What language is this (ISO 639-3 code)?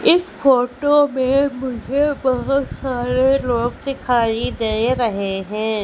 hin